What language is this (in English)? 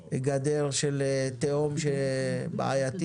Hebrew